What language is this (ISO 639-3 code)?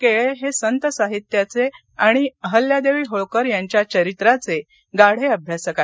mar